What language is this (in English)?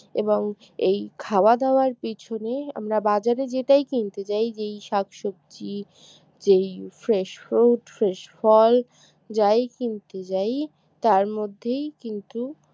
Bangla